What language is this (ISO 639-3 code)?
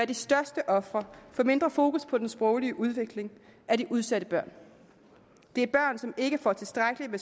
dan